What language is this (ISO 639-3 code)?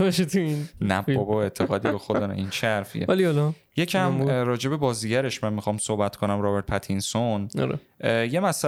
fas